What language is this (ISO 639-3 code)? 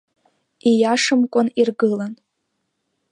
abk